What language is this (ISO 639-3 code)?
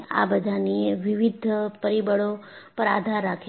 guj